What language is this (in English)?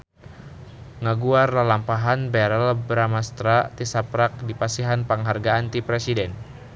Sundanese